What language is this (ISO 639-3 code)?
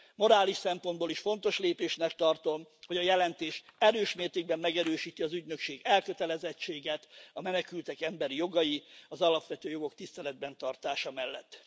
hun